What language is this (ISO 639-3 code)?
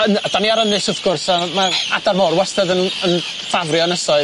cym